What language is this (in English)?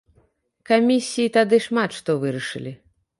Belarusian